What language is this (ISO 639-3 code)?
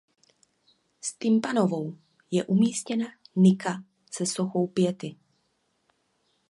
ces